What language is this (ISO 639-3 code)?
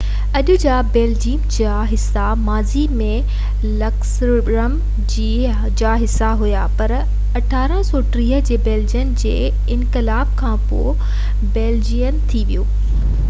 snd